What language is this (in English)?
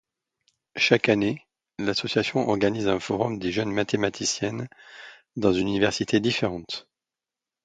French